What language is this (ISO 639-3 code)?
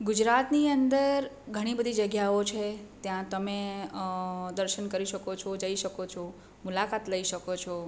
guj